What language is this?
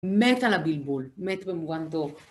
Hebrew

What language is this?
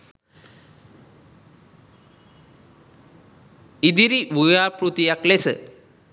Sinhala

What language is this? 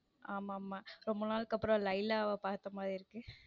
Tamil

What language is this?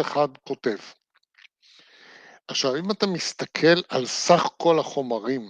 Hebrew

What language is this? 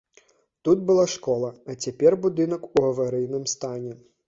Belarusian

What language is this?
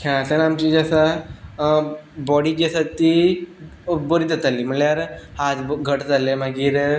Konkani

